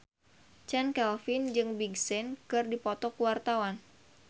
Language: Sundanese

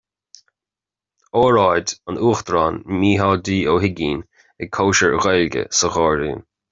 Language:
Irish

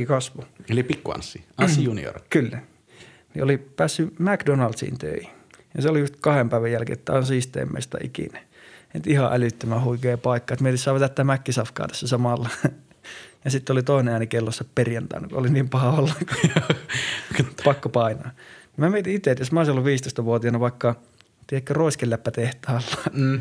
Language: Finnish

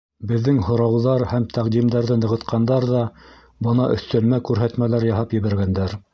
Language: Bashkir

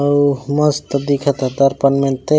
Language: Chhattisgarhi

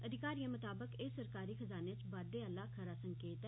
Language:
Dogri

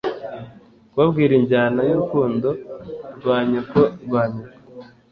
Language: Kinyarwanda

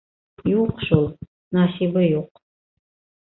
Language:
Bashkir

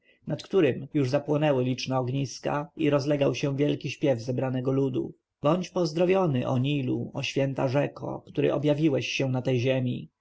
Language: Polish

